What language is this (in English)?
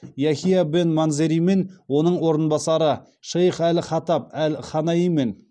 Kazakh